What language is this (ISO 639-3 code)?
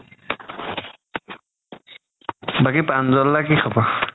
asm